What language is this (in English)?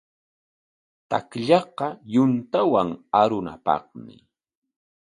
Corongo Ancash Quechua